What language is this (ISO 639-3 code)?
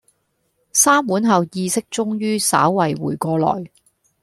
yue